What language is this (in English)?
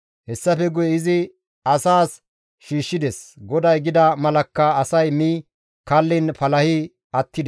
Gamo